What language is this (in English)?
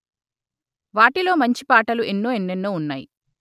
Telugu